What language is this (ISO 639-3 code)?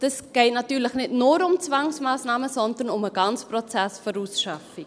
gsw